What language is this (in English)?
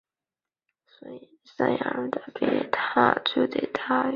Chinese